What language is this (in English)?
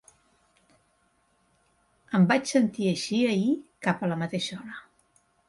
Catalan